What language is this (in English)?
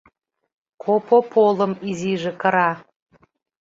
Mari